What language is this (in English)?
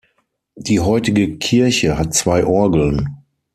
German